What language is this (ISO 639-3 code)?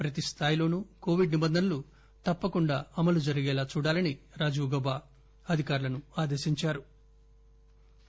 tel